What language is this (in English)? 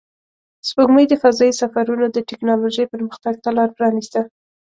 Pashto